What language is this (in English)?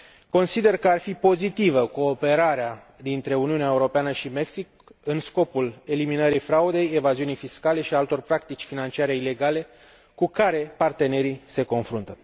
Romanian